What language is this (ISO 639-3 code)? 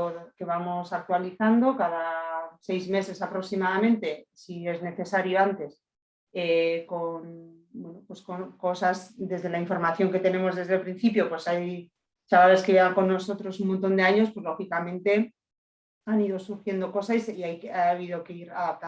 spa